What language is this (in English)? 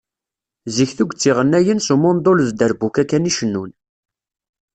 Kabyle